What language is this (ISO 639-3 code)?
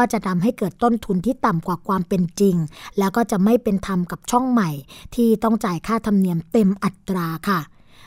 tha